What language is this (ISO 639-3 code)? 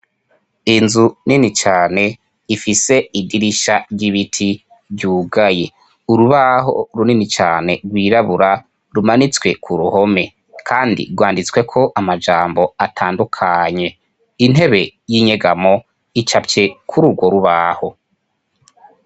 run